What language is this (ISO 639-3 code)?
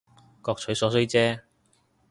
yue